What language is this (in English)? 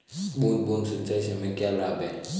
Hindi